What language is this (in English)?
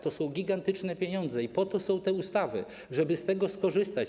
Polish